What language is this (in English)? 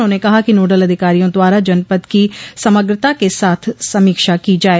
Hindi